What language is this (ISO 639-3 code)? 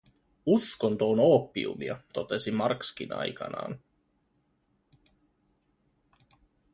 fin